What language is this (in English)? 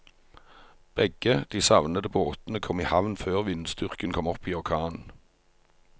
Norwegian